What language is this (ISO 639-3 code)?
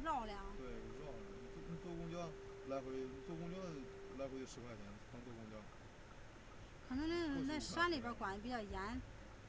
zho